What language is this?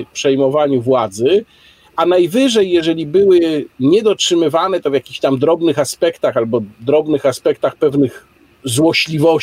Polish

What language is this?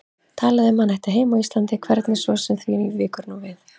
Icelandic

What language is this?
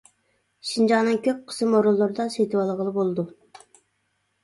Uyghur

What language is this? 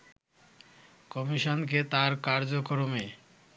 Bangla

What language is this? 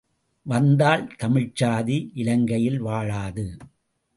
Tamil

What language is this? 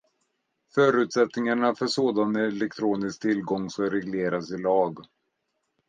Swedish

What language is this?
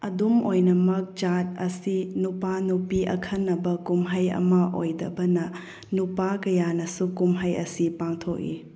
Manipuri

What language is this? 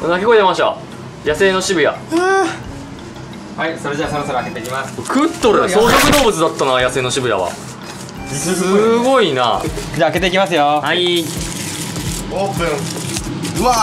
Japanese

